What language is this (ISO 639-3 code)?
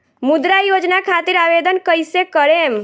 bho